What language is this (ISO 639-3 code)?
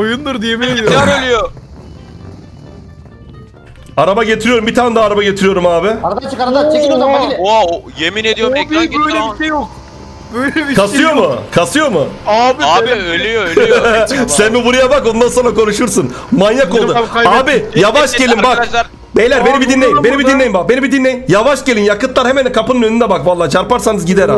tur